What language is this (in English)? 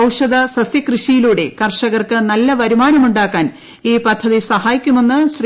Malayalam